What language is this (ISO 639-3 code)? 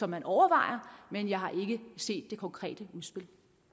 dan